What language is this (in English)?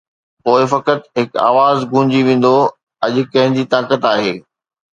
Sindhi